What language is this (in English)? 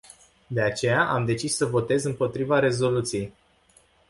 Romanian